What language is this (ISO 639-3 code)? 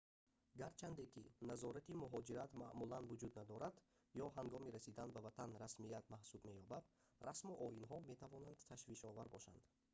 tgk